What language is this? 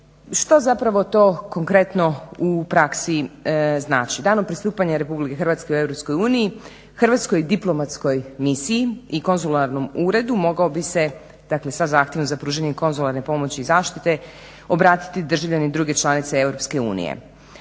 Croatian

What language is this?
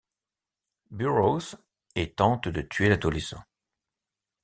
French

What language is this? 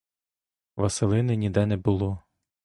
Ukrainian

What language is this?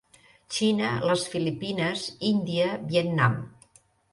Catalan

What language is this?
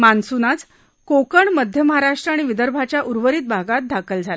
Marathi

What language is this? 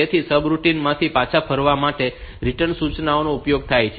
Gujarati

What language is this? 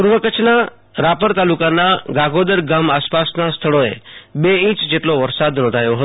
Gujarati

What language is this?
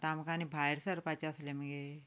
Konkani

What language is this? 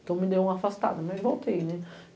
Portuguese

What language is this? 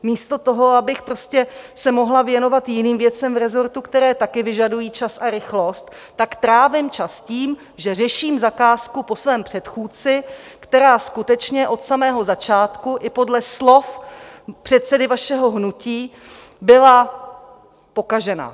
Czech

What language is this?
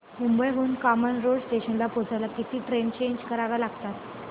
Marathi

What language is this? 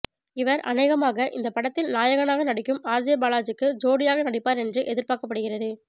Tamil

